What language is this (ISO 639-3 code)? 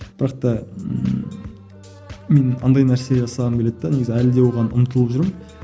kaz